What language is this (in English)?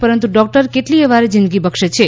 Gujarati